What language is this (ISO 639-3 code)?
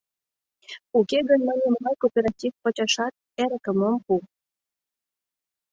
chm